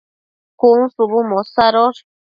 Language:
Matsés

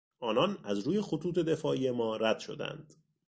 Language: Persian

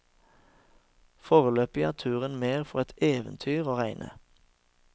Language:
Norwegian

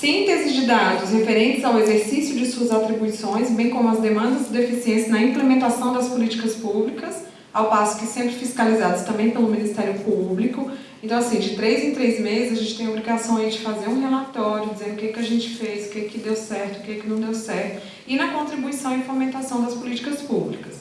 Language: Portuguese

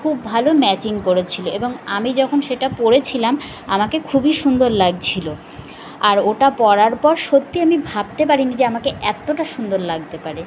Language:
Bangla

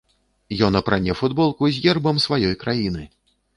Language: Belarusian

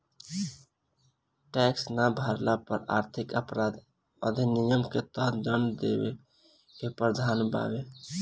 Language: Bhojpuri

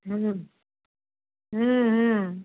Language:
Maithili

